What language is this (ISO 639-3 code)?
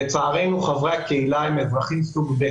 heb